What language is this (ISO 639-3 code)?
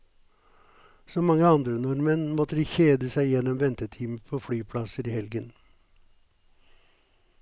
nor